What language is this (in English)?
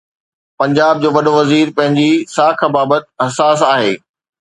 Sindhi